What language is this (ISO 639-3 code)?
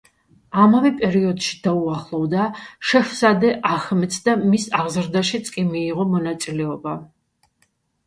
kat